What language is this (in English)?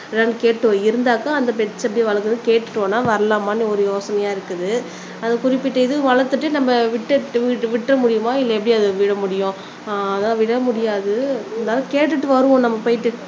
Tamil